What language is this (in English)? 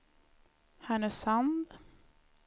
Swedish